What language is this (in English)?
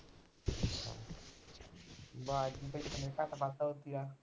Punjabi